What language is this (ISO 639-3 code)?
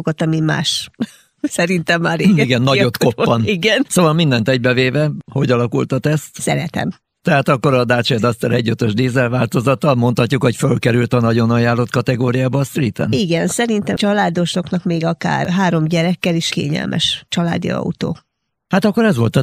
hun